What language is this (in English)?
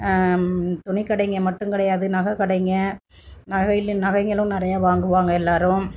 Tamil